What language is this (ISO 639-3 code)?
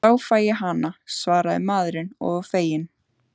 isl